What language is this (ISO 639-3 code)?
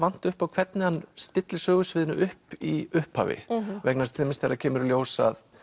isl